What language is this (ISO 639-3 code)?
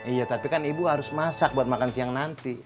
ind